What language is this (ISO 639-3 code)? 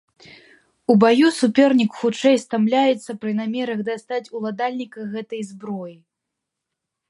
bel